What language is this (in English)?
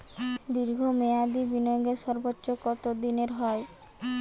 Bangla